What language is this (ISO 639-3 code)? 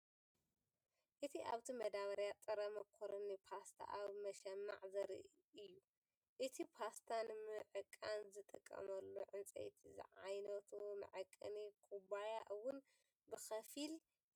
tir